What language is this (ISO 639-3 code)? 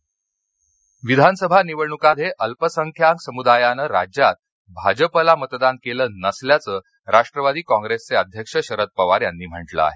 mar